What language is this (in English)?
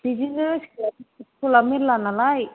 Bodo